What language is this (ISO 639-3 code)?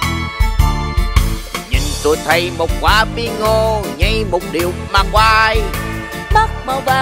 vie